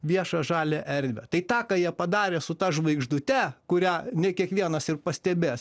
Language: Lithuanian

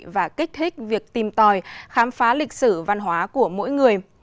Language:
Vietnamese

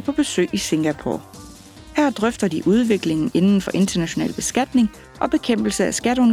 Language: Danish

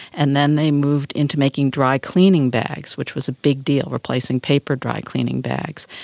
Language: English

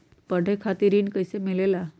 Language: Magahi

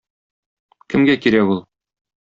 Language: Tatar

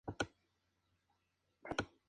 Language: Spanish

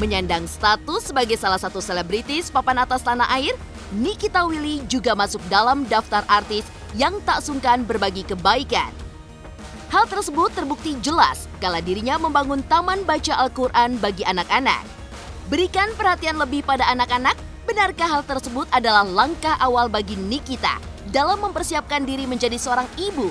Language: Indonesian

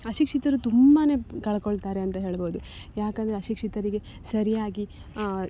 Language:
Kannada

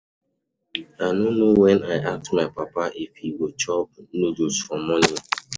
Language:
Nigerian Pidgin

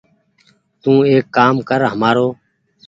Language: Goaria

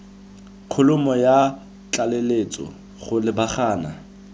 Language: Tswana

